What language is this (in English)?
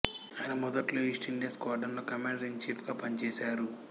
Telugu